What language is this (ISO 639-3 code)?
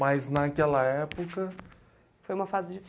por